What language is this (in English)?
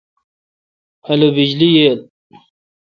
Kalkoti